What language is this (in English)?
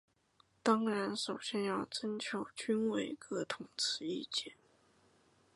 Chinese